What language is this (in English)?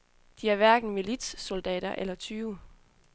Danish